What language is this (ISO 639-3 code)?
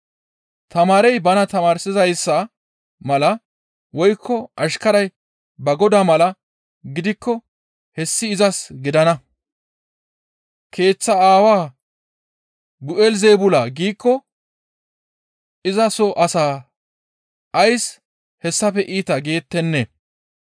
gmv